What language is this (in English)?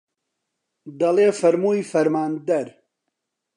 Central Kurdish